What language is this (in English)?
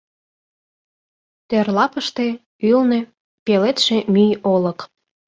Mari